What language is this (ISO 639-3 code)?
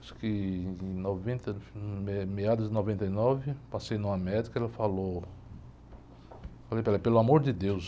por